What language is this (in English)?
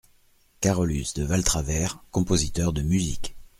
French